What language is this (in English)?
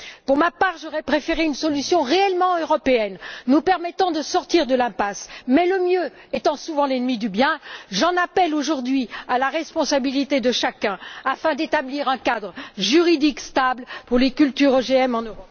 French